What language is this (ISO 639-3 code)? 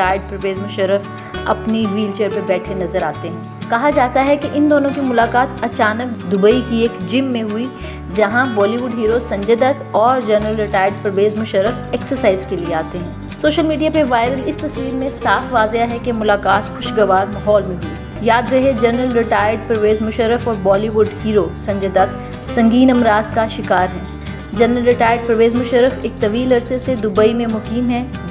hin